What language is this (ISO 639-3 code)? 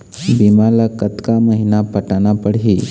hne